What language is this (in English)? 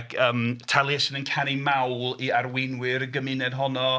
Welsh